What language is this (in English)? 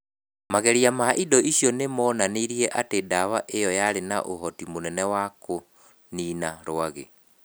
Kikuyu